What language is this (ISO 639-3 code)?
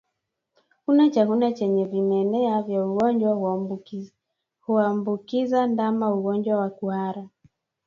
swa